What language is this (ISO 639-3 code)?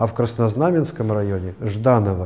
rus